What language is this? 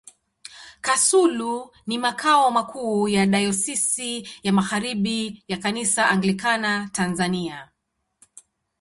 Swahili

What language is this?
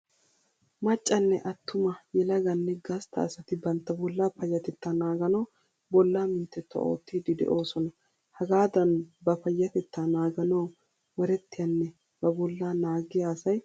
Wolaytta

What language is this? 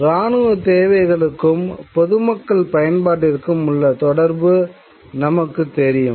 Tamil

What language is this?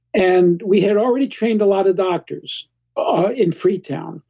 English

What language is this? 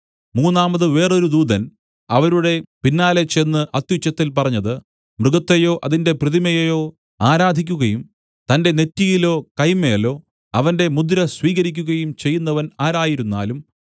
Malayalam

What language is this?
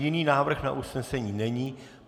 Czech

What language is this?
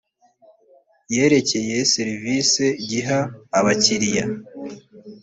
Kinyarwanda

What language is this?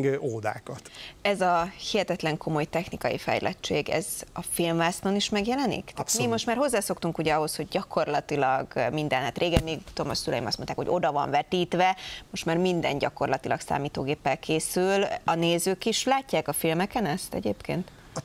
Hungarian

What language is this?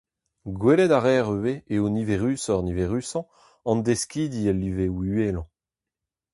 Breton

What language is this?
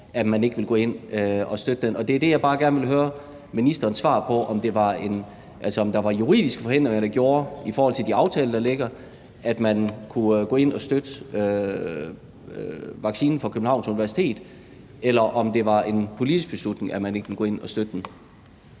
Danish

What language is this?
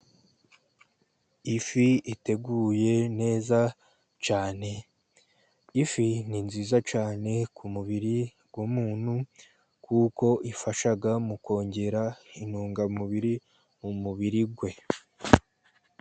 Kinyarwanda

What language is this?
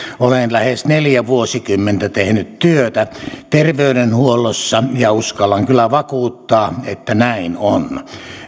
Finnish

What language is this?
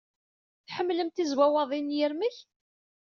Kabyle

